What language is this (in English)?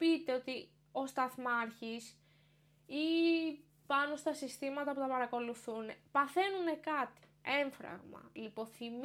Greek